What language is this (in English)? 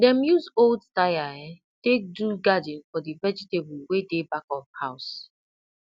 Nigerian Pidgin